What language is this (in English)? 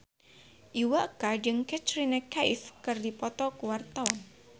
Sundanese